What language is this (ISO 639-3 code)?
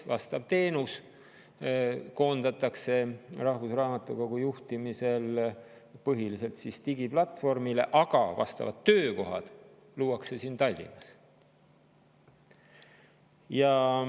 est